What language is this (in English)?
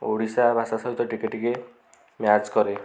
Odia